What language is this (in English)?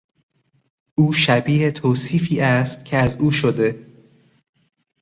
Persian